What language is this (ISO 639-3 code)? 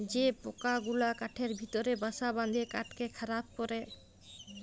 ben